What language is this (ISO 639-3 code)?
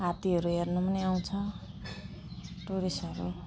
nep